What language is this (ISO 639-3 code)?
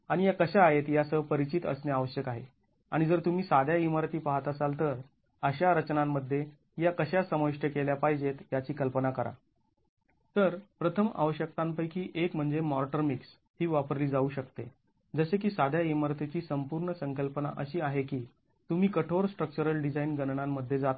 mar